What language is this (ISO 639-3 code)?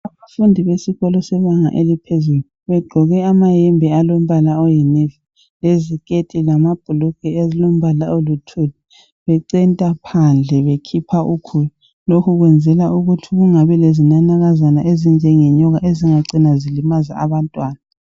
nde